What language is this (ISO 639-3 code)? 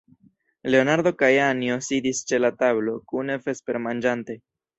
epo